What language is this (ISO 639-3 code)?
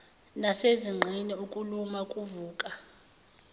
zul